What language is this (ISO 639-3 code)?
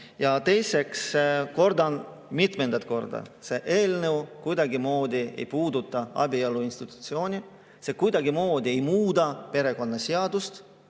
est